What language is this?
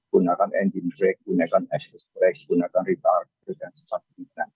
Indonesian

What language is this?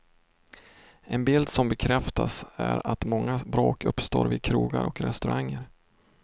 Swedish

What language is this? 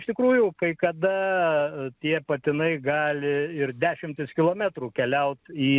Lithuanian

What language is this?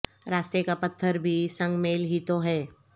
Urdu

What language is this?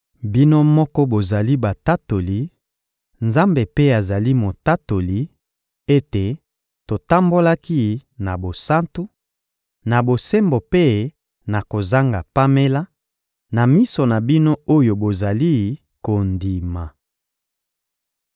Lingala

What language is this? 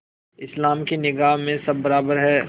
Hindi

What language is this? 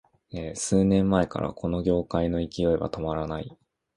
Japanese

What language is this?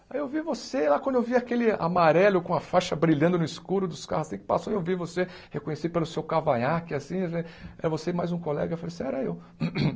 Portuguese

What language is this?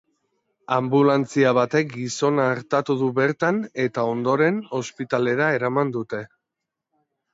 Basque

